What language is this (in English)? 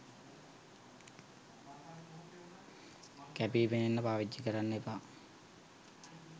Sinhala